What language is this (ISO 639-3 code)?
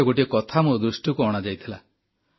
ori